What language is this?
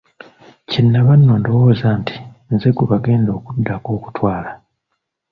Ganda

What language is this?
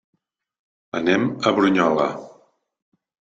Catalan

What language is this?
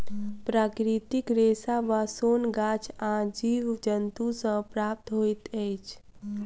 Maithili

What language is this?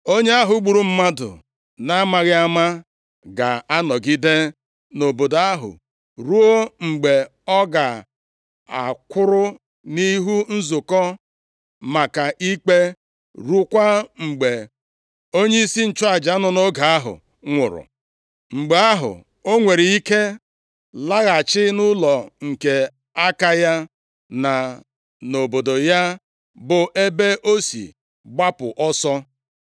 Igbo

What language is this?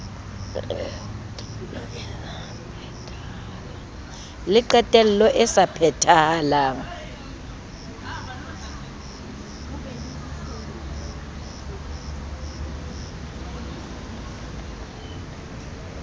Southern Sotho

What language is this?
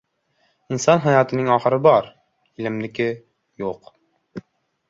Uzbek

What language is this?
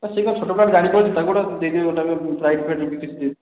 Odia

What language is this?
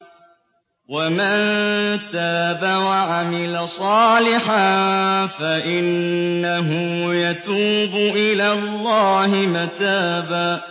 Arabic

